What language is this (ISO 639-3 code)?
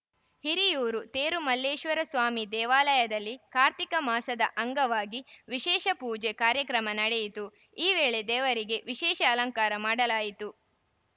kan